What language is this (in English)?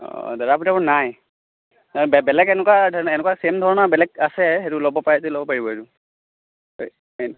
Assamese